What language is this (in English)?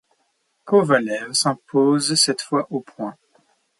French